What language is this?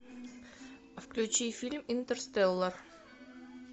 Russian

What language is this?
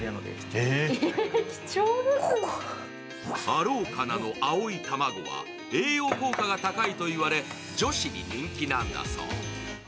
Japanese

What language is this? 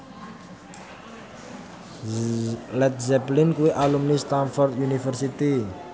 Javanese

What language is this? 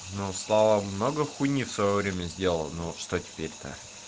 Russian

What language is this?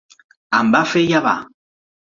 Catalan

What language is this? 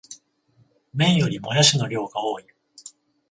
Japanese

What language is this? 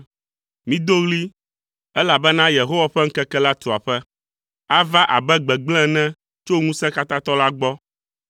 Ewe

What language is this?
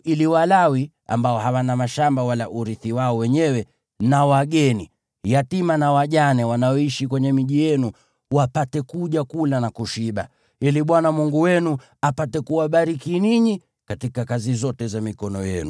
Swahili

